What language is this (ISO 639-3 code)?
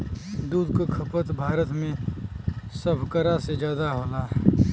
bho